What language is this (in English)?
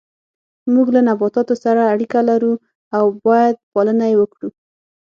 Pashto